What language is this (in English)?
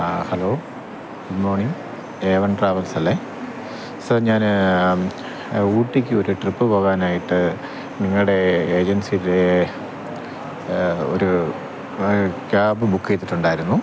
Malayalam